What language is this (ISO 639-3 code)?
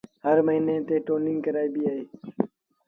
sbn